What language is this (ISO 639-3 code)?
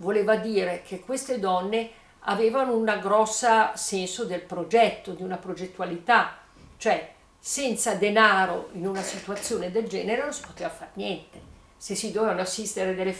ita